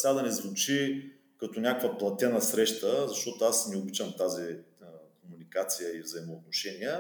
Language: Bulgarian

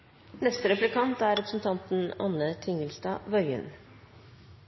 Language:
Norwegian Nynorsk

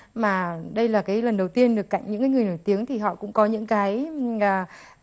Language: Vietnamese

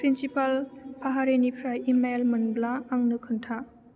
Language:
Bodo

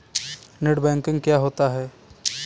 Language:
Hindi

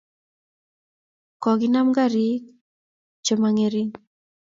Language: Kalenjin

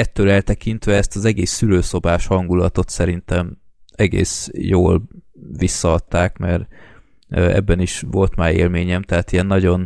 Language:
Hungarian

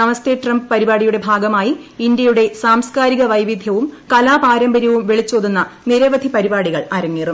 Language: Malayalam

